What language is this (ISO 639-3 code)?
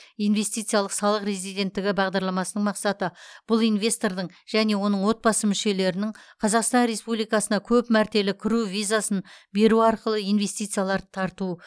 kaz